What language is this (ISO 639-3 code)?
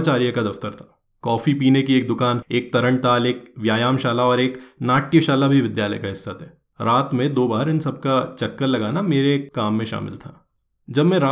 hin